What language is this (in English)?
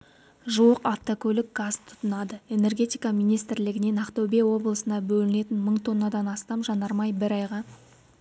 Kazakh